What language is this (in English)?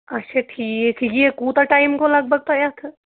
Kashmiri